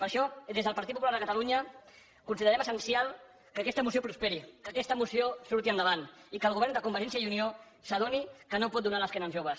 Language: Catalan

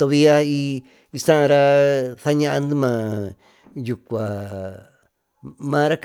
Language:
Tututepec Mixtec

